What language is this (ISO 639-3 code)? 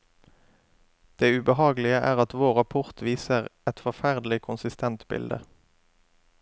nor